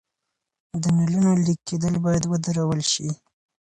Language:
Pashto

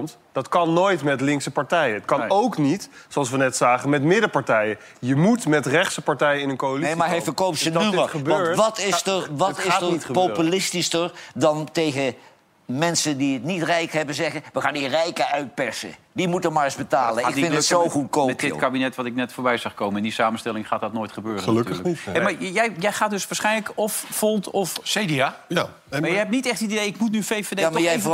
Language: Dutch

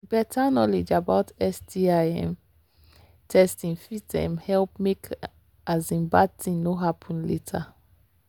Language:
Nigerian Pidgin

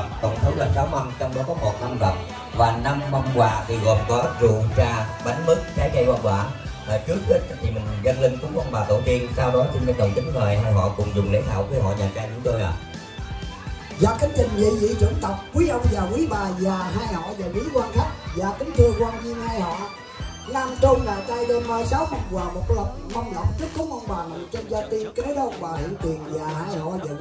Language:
Vietnamese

